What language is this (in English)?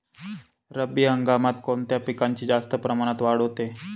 Marathi